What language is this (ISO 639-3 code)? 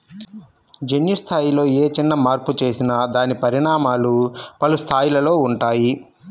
tel